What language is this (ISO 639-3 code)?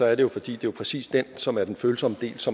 dan